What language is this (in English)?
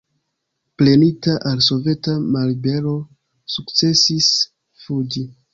Esperanto